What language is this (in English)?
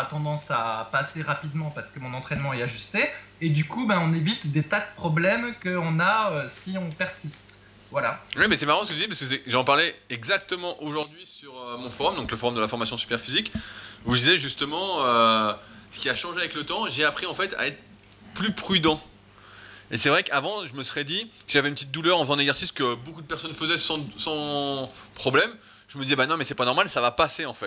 French